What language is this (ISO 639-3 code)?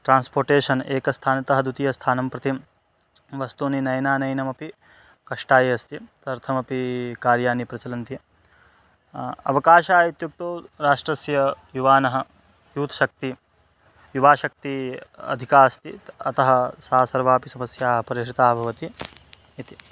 san